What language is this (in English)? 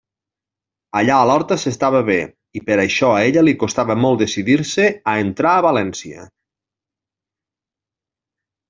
Catalan